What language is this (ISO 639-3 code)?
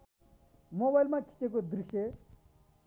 nep